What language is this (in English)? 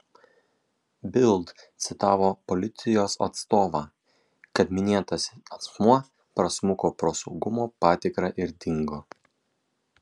Lithuanian